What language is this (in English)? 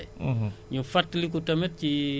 Wolof